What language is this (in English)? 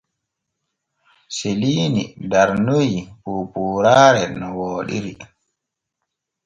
Borgu Fulfulde